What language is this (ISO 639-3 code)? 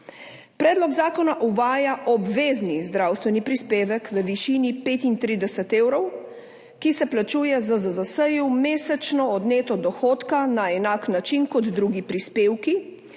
slv